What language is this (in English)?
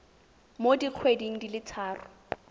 Tswana